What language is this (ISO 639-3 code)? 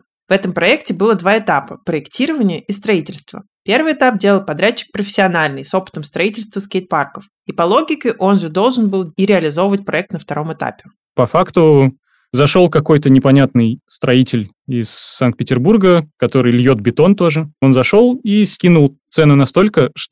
rus